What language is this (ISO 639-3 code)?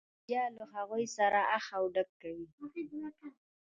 pus